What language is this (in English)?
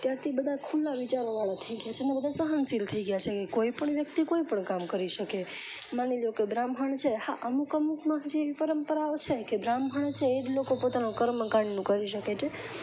Gujarati